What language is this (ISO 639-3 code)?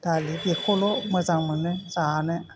brx